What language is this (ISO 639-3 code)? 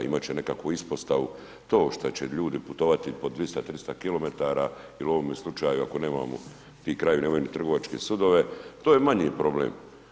hrv